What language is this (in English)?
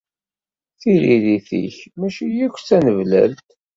Kabyle